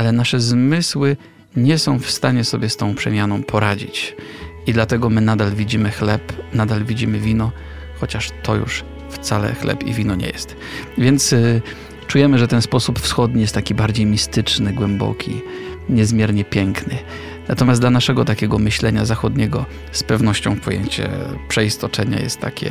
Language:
Polish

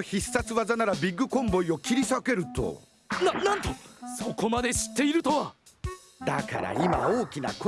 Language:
Japanese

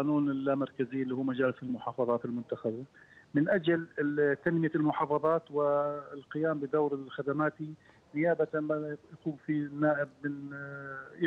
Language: Arabic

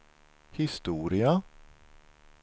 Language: Swedish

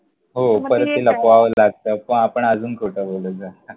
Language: Marathi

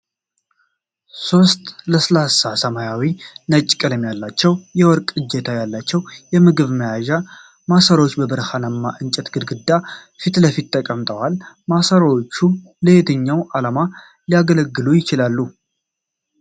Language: Amharic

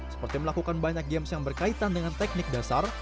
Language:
Indonesian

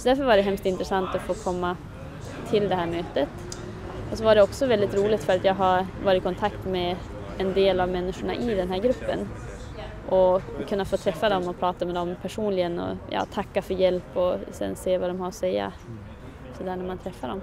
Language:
Swedish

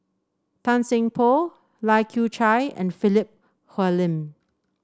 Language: English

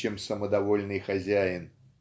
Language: Russian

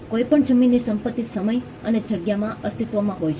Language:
Gujarati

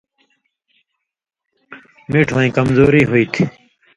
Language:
Indus Kohistani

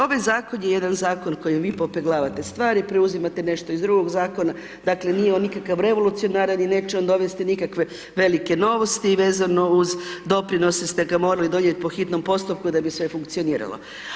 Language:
Croatian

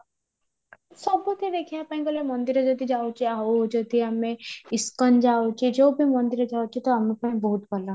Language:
Odia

